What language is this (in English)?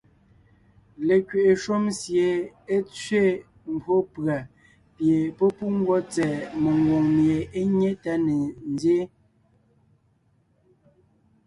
Ngiemboon